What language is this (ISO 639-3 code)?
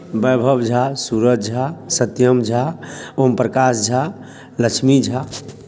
mai